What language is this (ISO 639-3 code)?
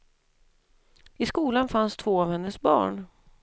swe